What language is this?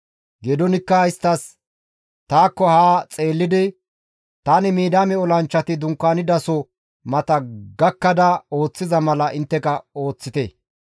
Gamo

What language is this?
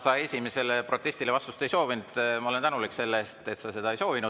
Estonian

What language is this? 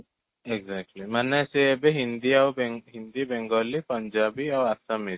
Odia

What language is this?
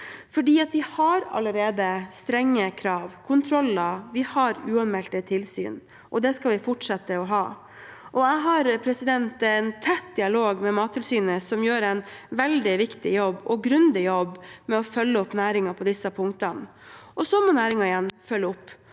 Norwegian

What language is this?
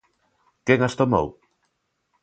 Galician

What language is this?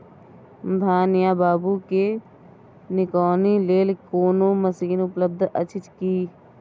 Maithili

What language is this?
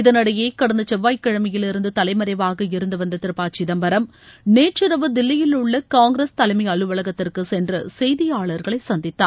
Tamil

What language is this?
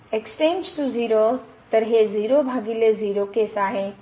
Marathi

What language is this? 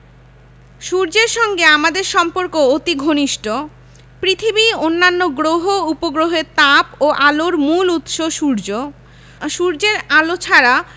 Bangla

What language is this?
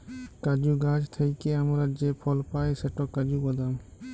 Bangla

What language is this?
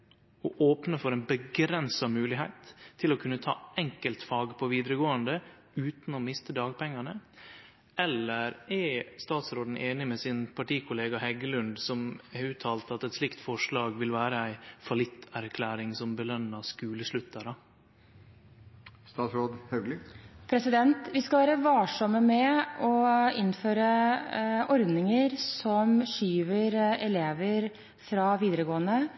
Norwegian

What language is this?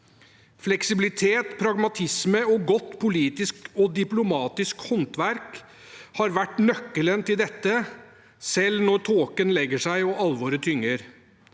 Norwegian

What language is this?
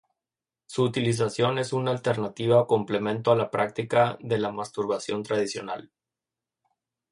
Spanish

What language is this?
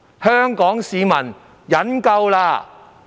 Cantonese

